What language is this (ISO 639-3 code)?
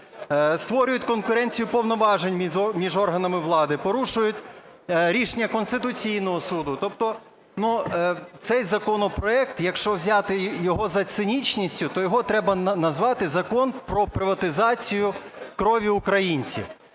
ukr